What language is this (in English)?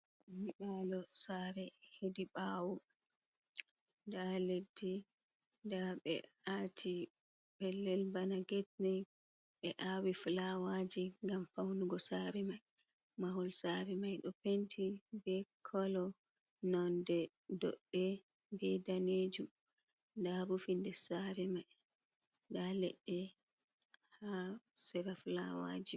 Fula